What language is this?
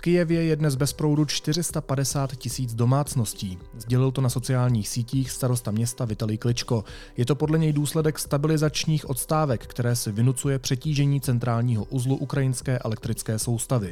Czech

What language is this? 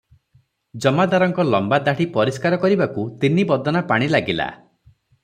Odia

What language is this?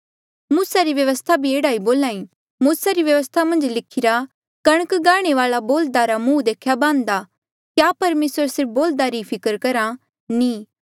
Mandeali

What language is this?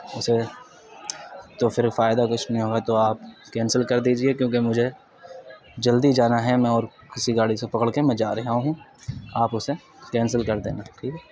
Urdu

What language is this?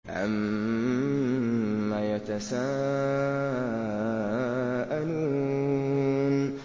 Arabic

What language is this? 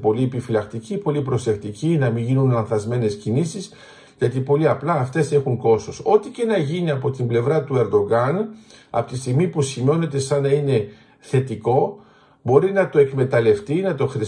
Greek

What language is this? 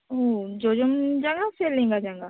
Santali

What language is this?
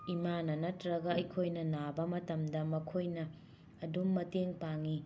Manipuri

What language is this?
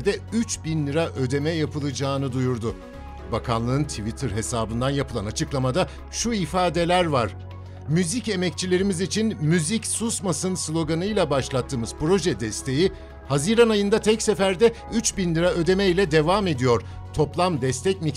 Turkish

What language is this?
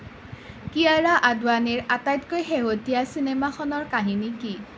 Assamese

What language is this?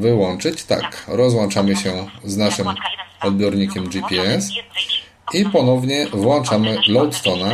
Polish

